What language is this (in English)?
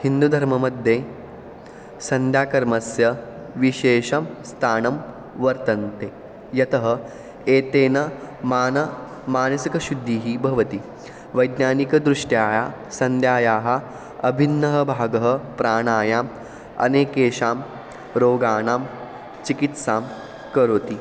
Sanskrit